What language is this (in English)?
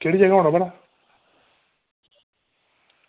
Dogri